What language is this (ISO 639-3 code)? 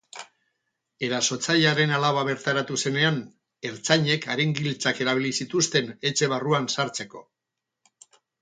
eus